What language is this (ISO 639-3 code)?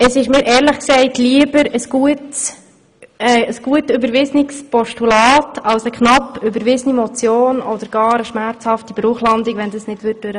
gsw